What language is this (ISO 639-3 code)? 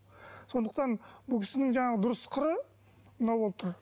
kaz